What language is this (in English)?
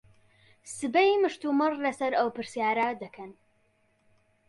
Central Kurdish